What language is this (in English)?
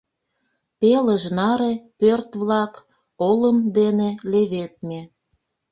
Mari